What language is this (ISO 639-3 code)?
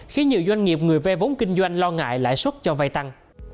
vie